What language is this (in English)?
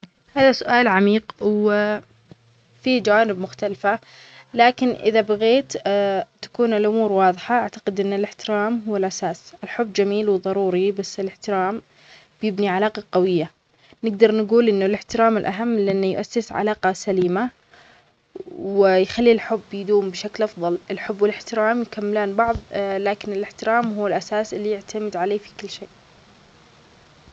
Omani Arabic